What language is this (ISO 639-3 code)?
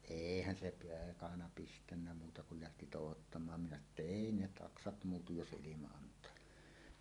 fin